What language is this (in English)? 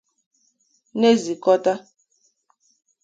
Igbo